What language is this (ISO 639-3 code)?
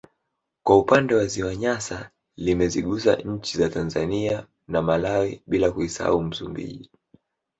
swa